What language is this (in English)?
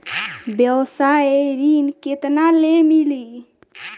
Bhojpuri